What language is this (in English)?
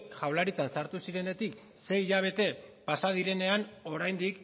Basque